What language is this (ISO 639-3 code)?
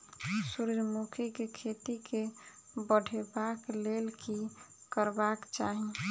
mai